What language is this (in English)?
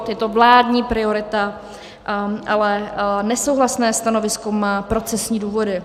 Czech